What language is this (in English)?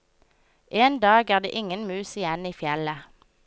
Norwegian